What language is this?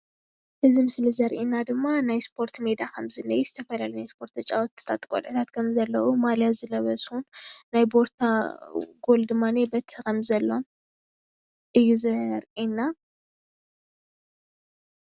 Tigrinya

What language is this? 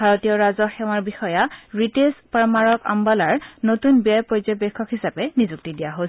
Assamese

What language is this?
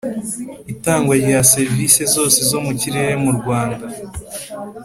Kinyarwanda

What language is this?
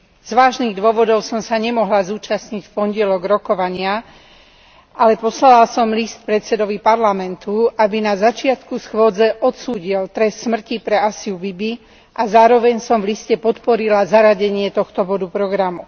Slovak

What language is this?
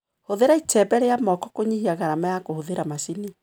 Kikuyu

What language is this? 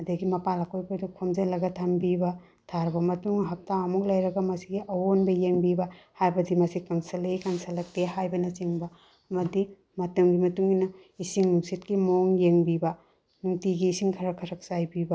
Manipuri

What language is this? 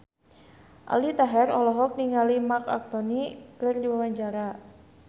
Sundanese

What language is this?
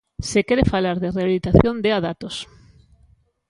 Galician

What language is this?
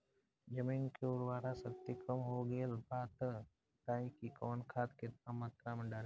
Bhojpuri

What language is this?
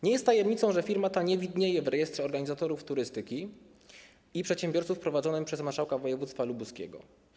Polish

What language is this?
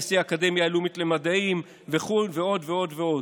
Hebrew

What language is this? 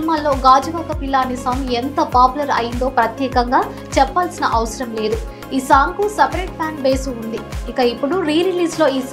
Telugu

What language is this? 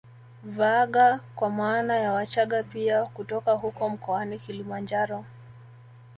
Swahili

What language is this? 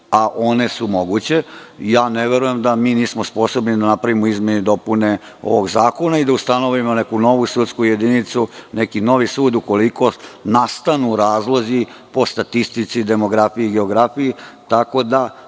Serbian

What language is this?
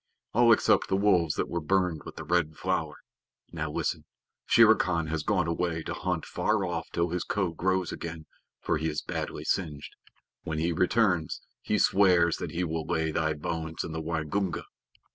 English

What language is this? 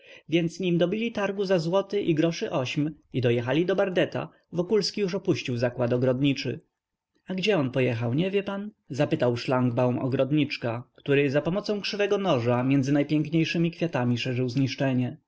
Polish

